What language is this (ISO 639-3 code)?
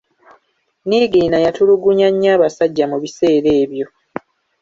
lug